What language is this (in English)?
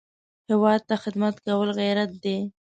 Pashto